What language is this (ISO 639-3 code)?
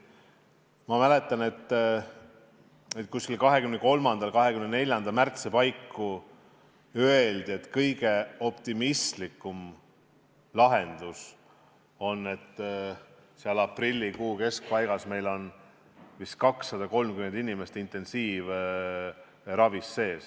est